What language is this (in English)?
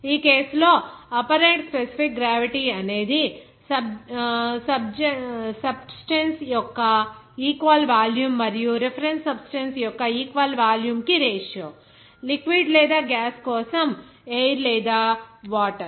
Telugu